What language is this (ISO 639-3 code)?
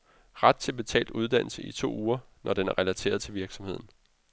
dan